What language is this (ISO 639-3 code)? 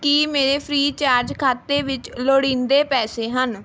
pan